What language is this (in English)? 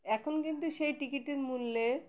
Bangla